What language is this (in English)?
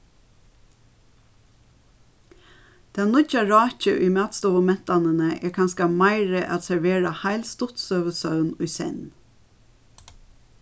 Faroese